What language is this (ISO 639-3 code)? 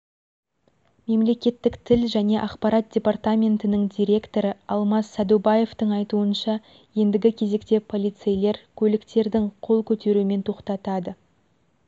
kaz